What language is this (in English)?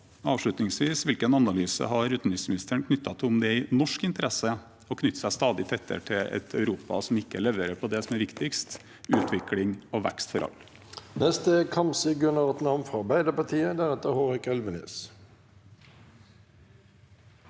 Norwegian